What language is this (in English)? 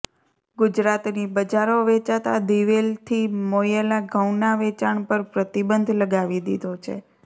Gujarati